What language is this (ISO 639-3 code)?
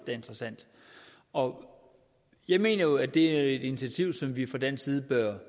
dan